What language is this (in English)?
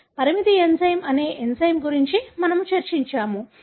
Telugu